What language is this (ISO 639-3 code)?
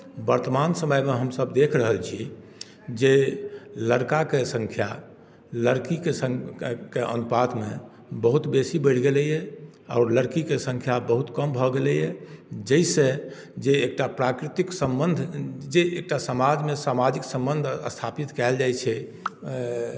mai